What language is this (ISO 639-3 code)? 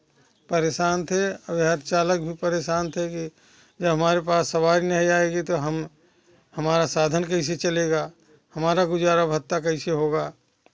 hin